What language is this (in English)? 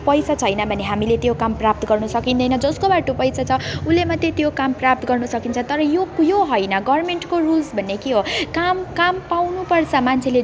Nepali